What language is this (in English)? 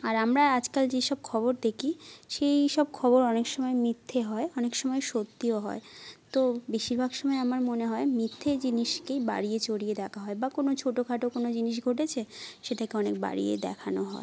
Bangla